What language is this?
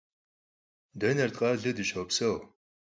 Kabardian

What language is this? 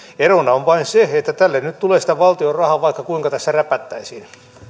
Finnish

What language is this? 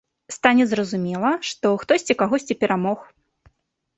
Belarusian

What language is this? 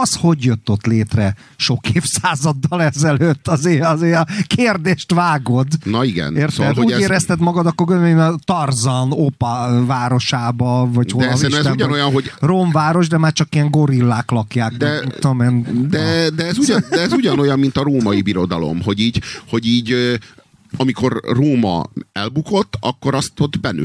Hungarian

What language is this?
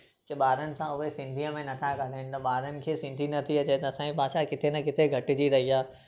Sindhi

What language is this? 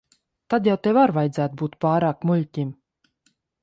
Latvian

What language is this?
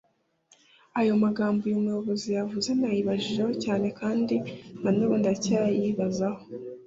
Kinyarwanda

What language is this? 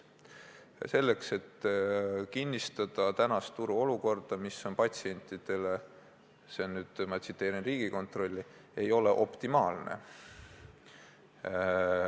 Estonian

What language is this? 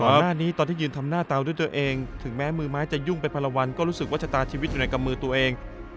Thai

